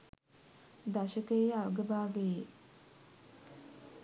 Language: Sinhala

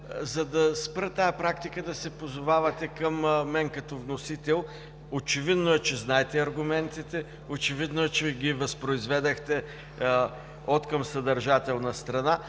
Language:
Bulgarian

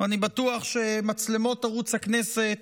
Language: Hebrew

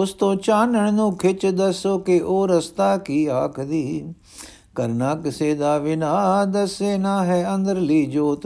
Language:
Punjabi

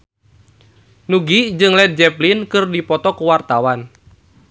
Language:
Sundanese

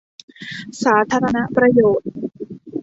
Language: Thai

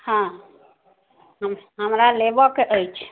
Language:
Maithili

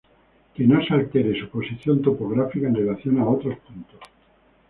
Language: Spanish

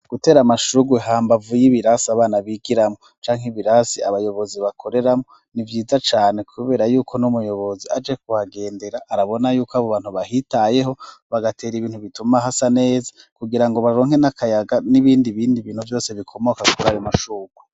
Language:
Rundi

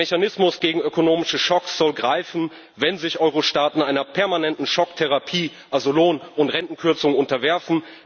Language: German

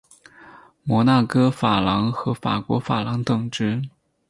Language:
Chinese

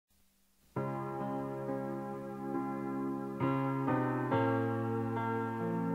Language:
Korean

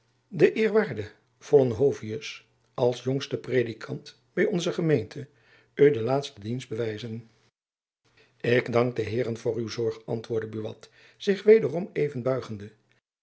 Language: Dutch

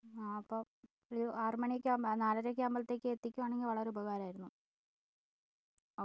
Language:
Malayalam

